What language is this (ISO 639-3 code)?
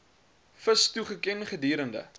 afr